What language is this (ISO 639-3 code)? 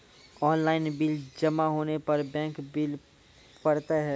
mai